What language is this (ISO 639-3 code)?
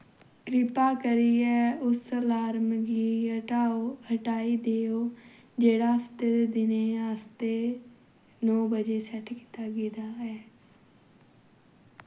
doi